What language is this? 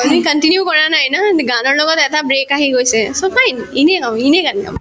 Assamese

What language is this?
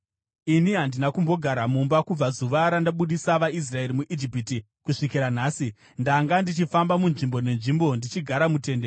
Shona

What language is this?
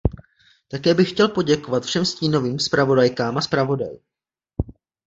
Czech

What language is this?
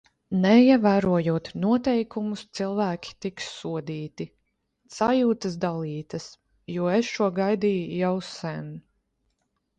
Latvian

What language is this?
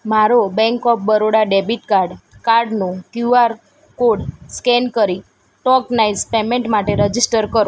Gujarati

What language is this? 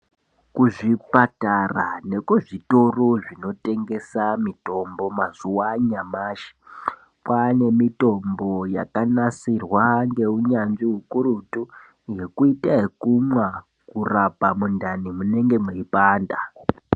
Ndau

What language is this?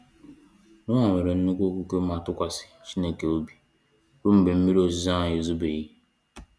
Igbo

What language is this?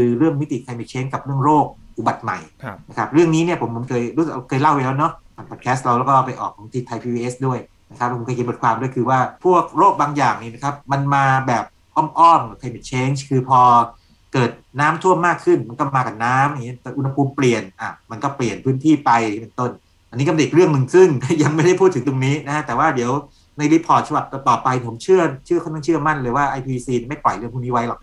Thai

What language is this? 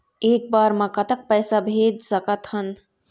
Chhattisgarhi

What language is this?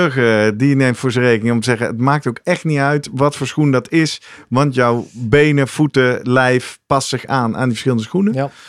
Dutch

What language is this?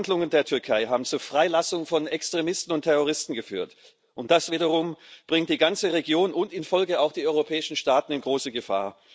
German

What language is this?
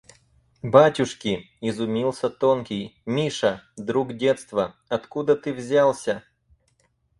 Russian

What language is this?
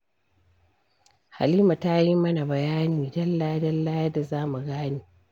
Hausa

